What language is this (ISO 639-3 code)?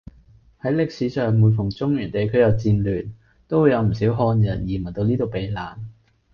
yue